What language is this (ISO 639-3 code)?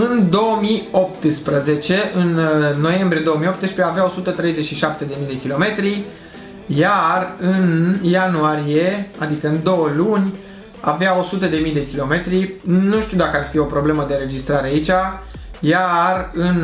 ron